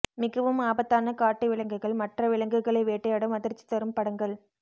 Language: Tamil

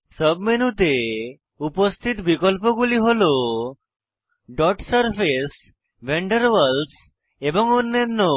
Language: Bangla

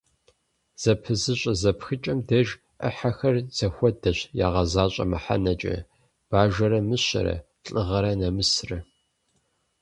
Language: Kabardian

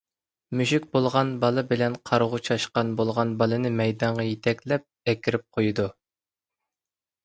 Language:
Uyghur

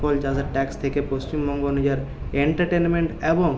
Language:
Bangla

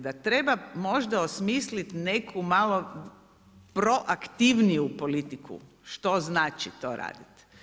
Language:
Croatian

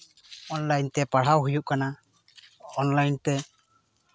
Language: Santali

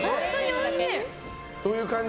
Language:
Japanese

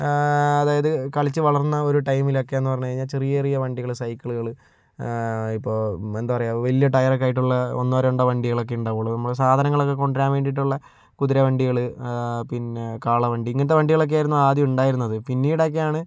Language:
Malayalam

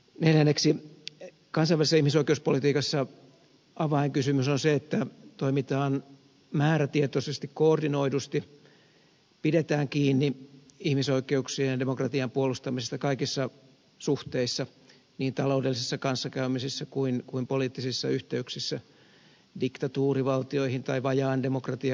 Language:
Finnish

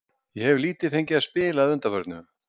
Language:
Icelandic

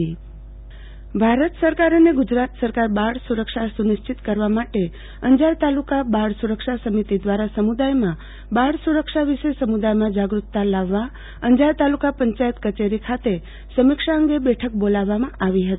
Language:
Gujarati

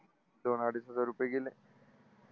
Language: Marathi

